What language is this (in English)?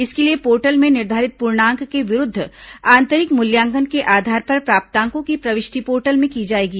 Hindi